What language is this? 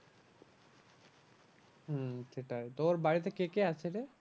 Bangla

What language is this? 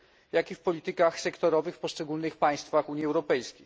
Polish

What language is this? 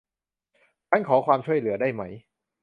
Thai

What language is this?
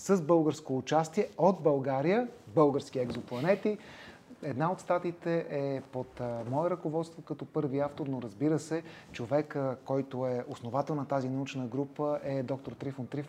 Bulgarian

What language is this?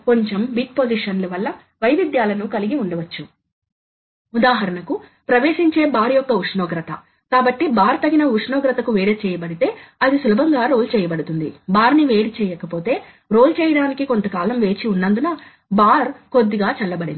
Telugu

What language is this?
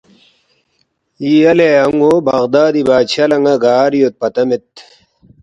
Balti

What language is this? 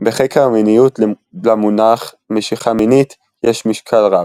Hebrew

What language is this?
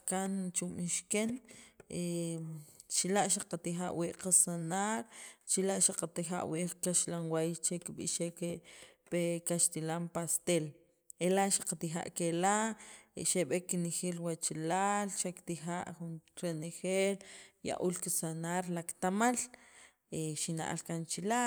Sacapulteco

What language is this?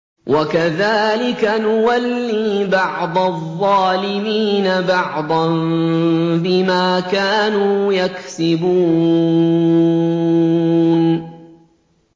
Arabic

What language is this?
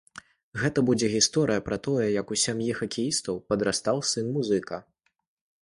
Belarusian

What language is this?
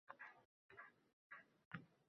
Uzbek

